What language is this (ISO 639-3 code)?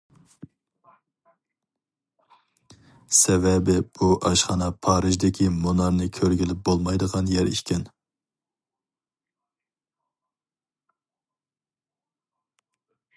uig